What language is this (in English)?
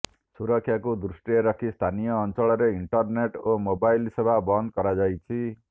Odia